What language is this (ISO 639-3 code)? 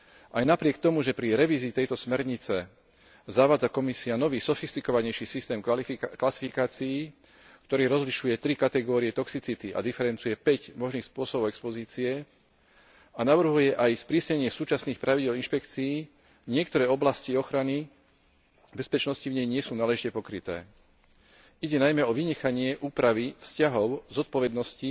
slk